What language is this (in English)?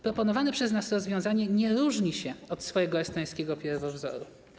Polish